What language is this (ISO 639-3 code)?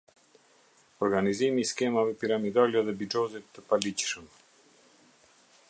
sqi